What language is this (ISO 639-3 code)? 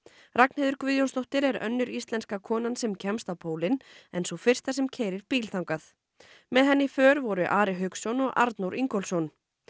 isl